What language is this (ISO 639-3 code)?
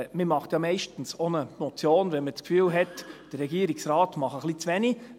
gsw